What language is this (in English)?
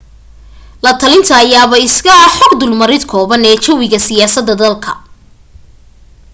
Somali